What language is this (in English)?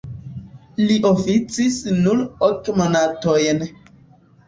Esperanto